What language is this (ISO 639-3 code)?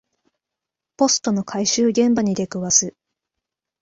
jpn